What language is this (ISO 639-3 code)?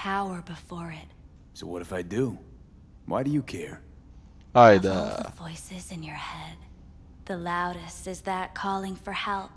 tur